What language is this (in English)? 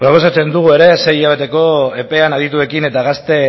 Basque